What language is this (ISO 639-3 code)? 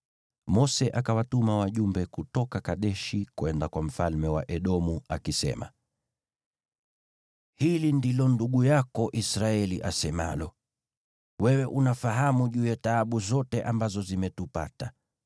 swa